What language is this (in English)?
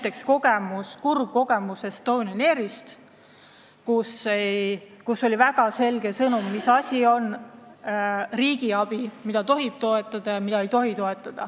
Estonian